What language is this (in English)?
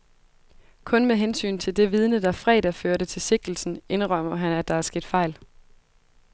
Danish